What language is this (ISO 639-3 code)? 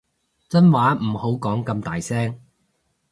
yue